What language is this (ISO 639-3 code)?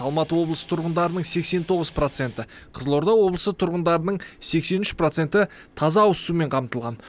kaz